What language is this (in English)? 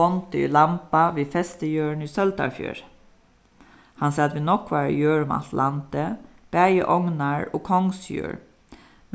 Faroese